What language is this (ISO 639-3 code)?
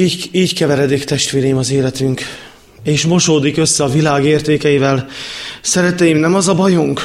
hun